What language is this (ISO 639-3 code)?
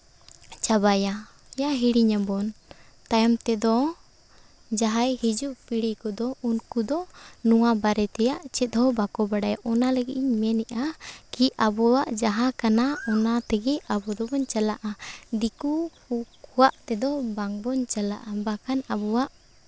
sat